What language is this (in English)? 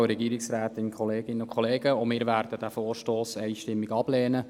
Swiss German